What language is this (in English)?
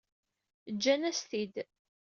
Kabyle